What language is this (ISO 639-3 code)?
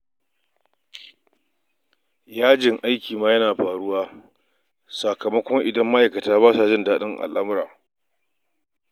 hau